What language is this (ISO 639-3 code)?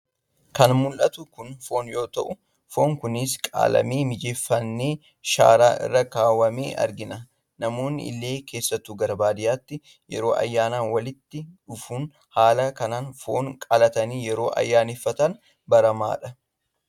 orm